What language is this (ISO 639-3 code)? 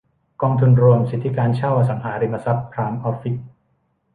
tha